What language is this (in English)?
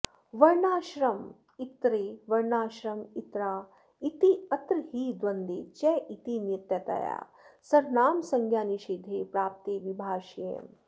Sanskrit